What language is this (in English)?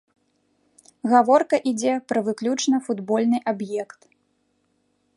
Belarusian